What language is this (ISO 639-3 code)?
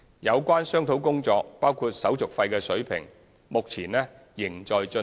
yue